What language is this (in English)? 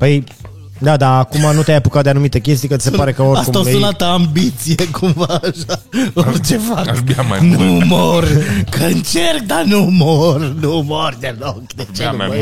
Romanian